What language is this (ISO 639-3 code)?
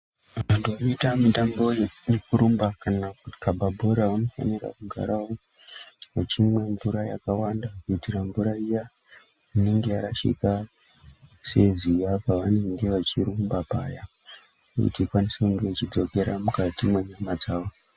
ndc